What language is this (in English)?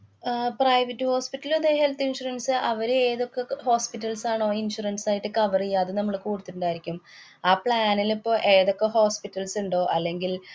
Malayalam